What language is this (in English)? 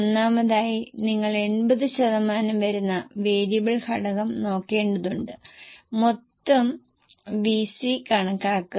Malayalam